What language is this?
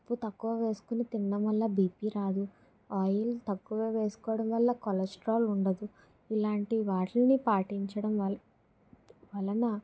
Telugu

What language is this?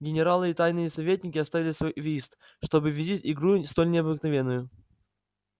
Russian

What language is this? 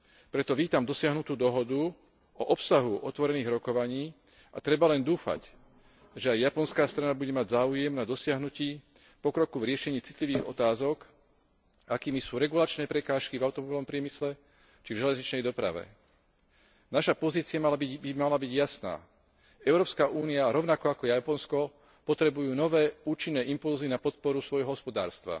Slovak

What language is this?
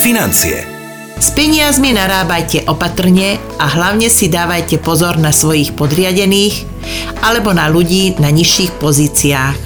Slovak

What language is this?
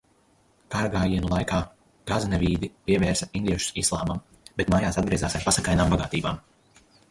Latvian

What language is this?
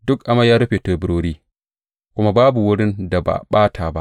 Hausa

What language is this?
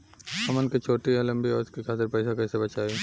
Bhojpuri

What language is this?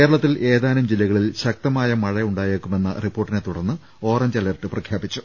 Malayalam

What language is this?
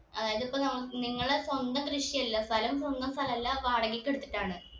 Malayalam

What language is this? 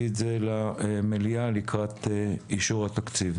Hebrew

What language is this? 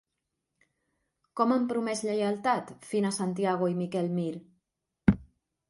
Catalan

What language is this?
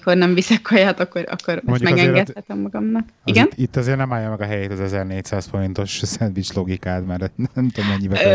Hungarian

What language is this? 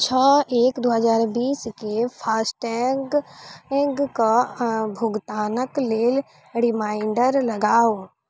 Maithili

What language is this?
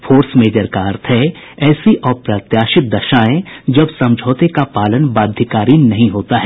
Hindi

